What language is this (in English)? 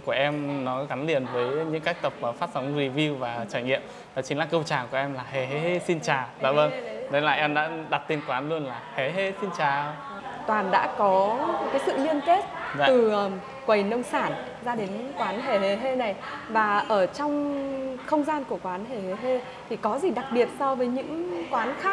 Vietnamese